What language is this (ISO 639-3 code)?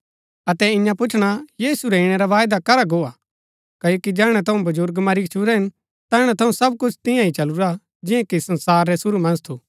gbk